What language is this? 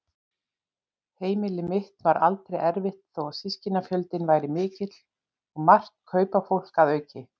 Icelandic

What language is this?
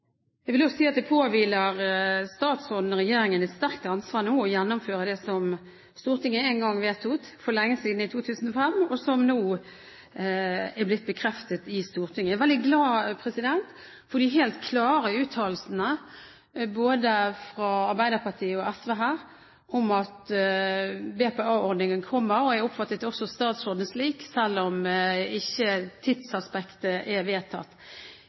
Norwegian Bokmål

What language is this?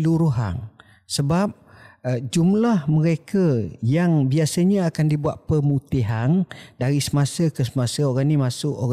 Malay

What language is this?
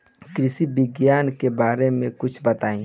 Bhojpuri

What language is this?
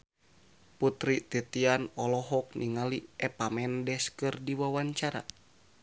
Sundanese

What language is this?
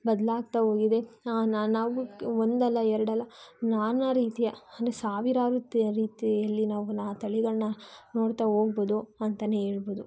Kannada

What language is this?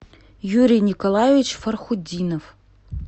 Russian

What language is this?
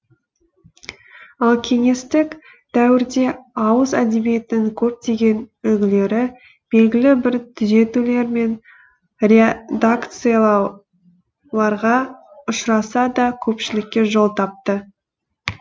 Kazakh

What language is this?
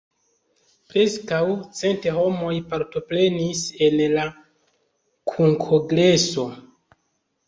Esperanto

